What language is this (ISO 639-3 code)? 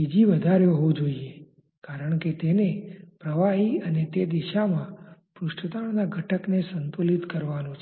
guj